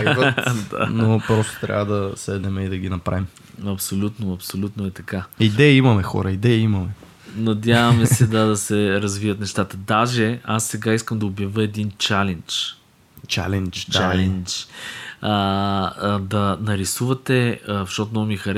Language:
Bulgarian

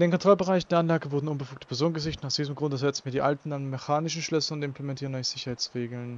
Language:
German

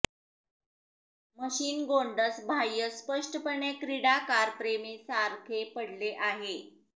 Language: Marathi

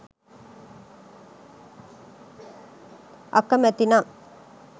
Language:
Sinhala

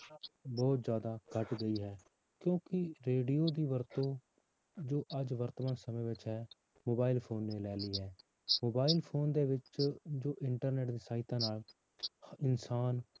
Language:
Punjabi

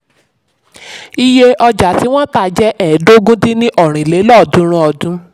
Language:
Yoruba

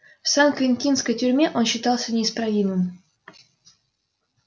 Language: Russian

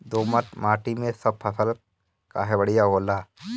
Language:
Bhojpuri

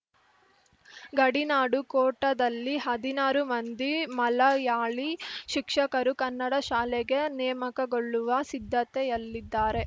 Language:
Kannada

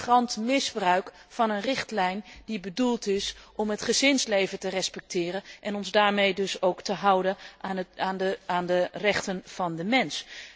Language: Dutch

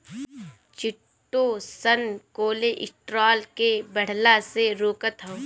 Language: Bhojpuri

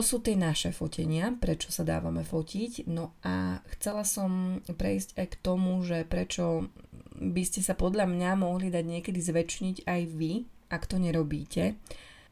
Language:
Slovak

